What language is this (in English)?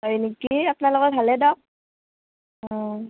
Assamese